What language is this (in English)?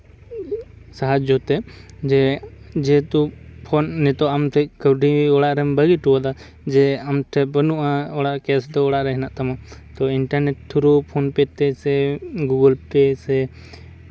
Santali